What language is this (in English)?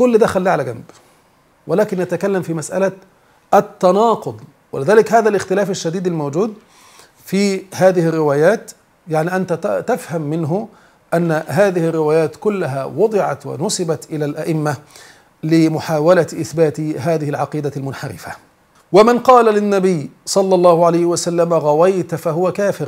Arabic